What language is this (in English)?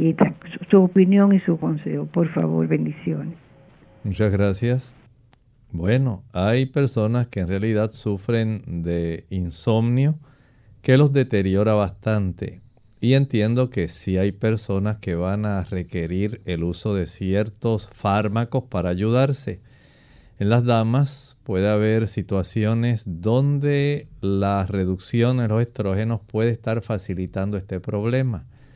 Spanish